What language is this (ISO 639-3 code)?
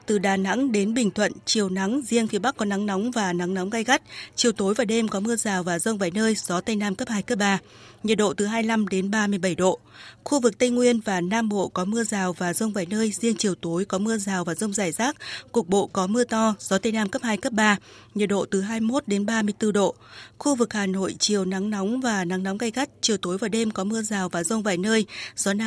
vie